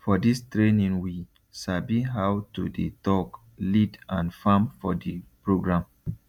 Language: Nigerian Pidgin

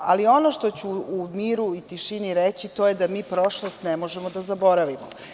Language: Serbian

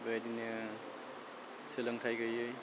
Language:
Bodo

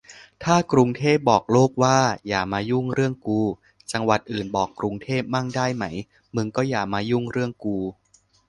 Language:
Thai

